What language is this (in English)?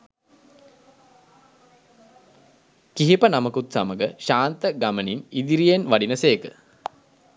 Sinhala